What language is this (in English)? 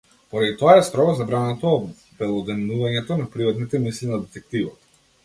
Macedonian